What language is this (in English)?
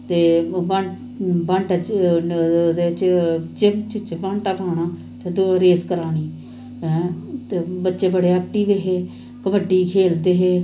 Dogri